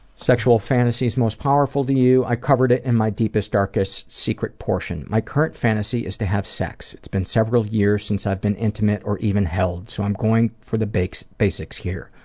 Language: English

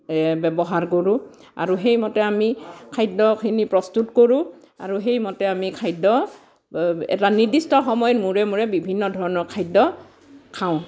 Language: Assamese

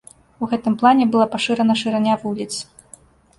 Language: Belarusian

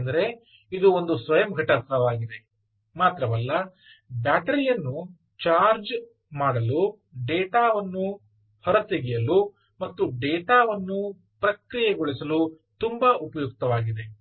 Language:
Kannada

